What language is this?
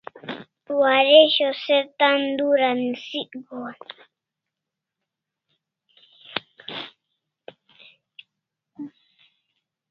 Kalasha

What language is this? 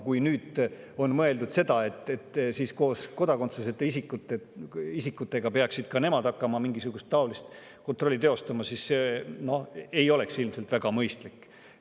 Estonian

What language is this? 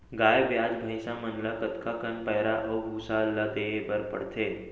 Chhattisgarhi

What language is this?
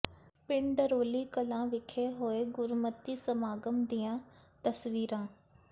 Punjabi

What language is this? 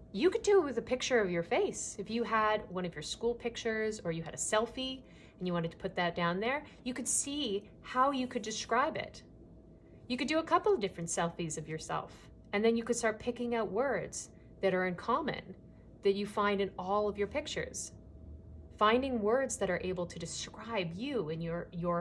English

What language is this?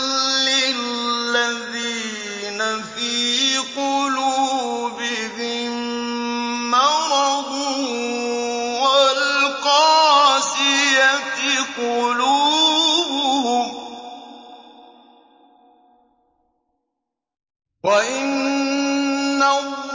Arabic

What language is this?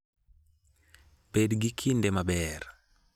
Luo (Kenya and Tanzania)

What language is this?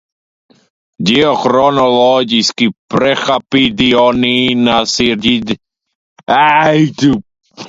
Latvian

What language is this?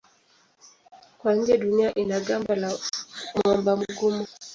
Swahili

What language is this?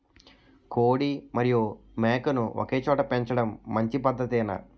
Telugu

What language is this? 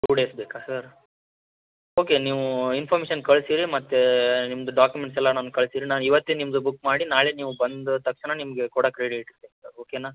Kannada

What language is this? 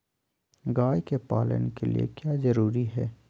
Magahi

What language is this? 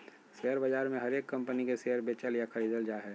Magahi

